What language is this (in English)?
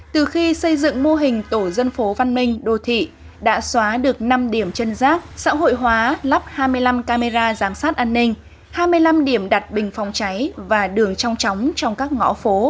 Vietnamese